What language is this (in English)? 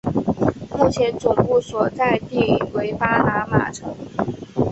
Chinese